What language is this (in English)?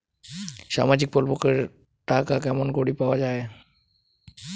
Bangla